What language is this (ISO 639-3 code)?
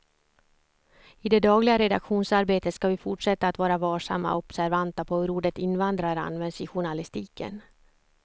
swe